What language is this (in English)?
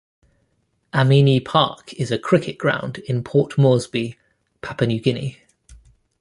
English